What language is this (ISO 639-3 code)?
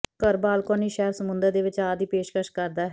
pan